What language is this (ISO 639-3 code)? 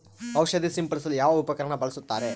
kan